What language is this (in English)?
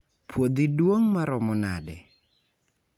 Luo (Kenya and Tanzania)